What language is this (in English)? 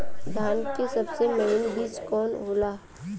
Bhojpuri